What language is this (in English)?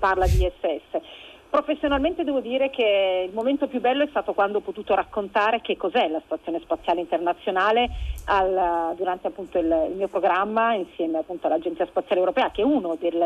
Italian